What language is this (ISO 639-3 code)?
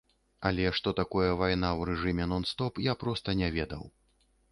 bel